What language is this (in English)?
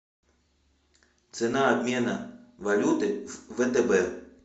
Russian